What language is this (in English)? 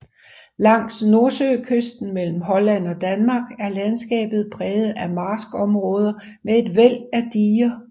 Danish